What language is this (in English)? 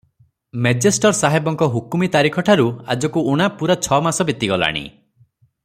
Odia